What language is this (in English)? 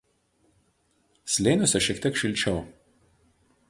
Lithuanian